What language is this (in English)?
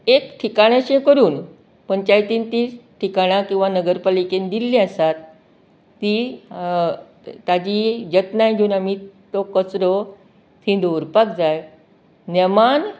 Konkani